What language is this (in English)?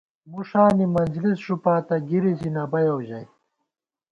Gawar-Bati